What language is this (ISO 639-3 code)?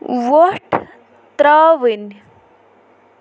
kas